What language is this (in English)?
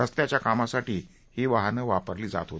Marathi